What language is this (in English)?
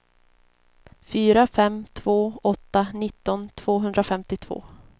Swedish